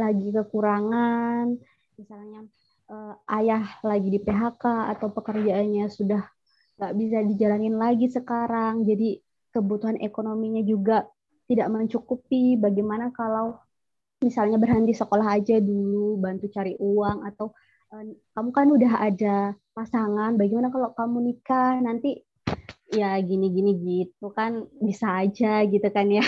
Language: Indonesian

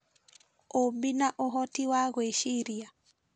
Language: Kikuyu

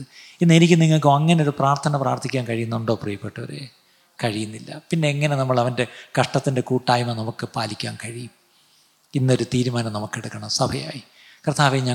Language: Malayalam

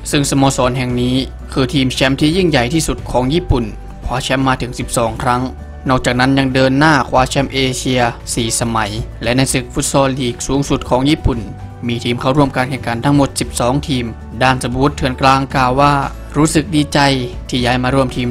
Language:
Thai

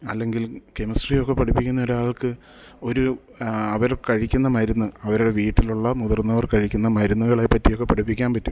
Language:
Malayalam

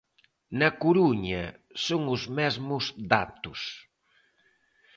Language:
Galician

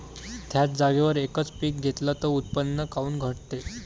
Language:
Marathi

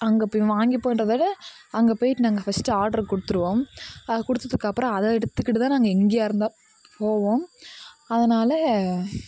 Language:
Tamil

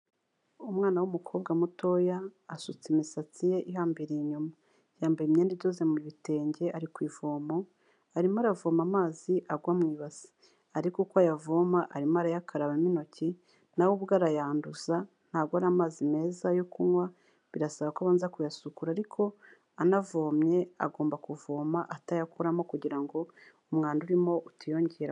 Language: Kinyarwanda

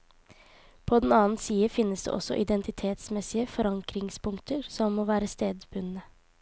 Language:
Norwegian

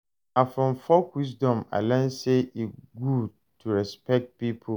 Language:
Nigerian Pidgin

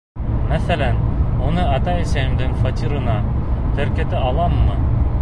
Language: Bashkir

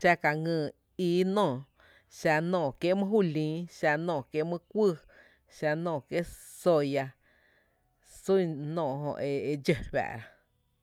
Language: Tepinapa Chinantec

